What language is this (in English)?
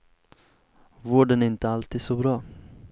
Swedish